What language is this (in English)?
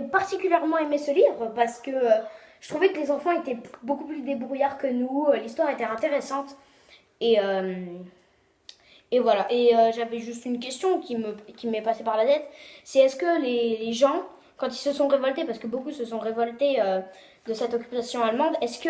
French